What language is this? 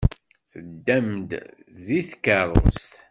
Kabyle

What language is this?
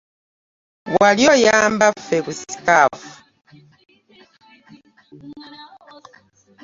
Ganda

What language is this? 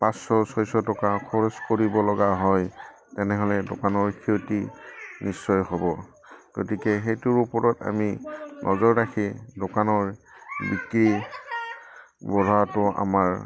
Assamese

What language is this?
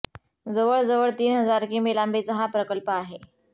Marathi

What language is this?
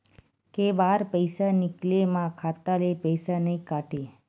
Chhattisgarhi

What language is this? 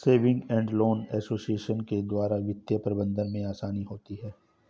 Hindi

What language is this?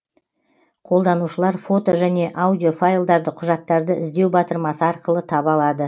Kazakh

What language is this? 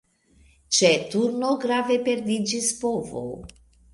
Esperanto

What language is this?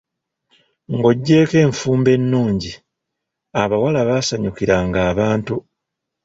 Ganda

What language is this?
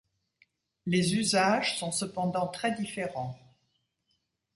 French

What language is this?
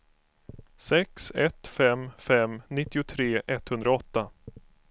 Swedish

